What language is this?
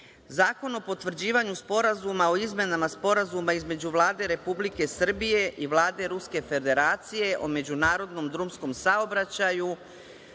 Serbian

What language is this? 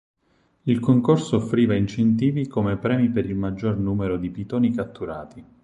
Italian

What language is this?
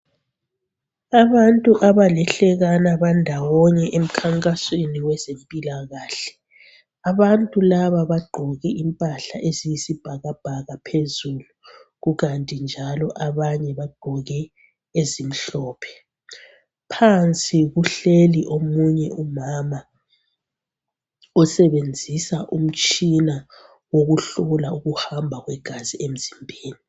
North Ndebele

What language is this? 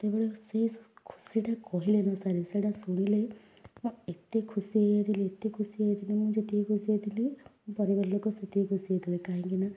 Odia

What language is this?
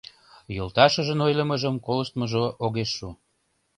Mari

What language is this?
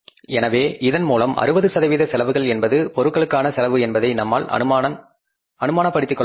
Tamil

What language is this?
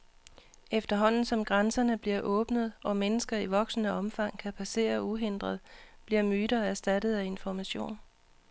Danish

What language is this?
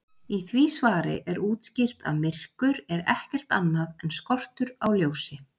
Icelandic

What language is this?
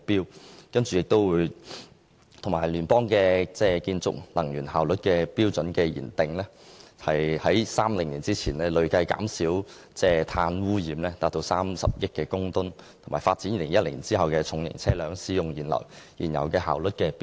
Cantonese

